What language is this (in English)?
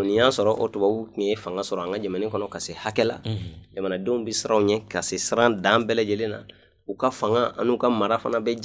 Arabic